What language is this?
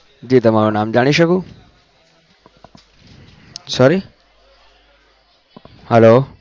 Gujarati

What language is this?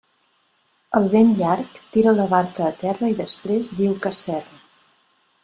Catalan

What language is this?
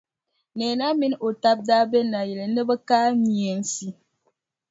Dagbani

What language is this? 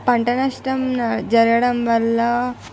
Telugu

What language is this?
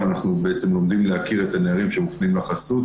Hebrew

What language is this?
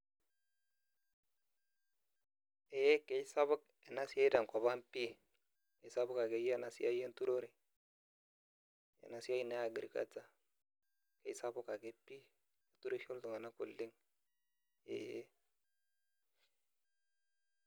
Masai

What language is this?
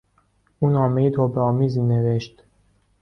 Persian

